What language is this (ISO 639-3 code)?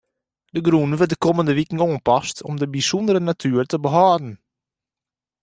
fry